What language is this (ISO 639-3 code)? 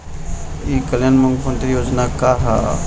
bho